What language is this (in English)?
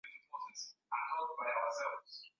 Swahili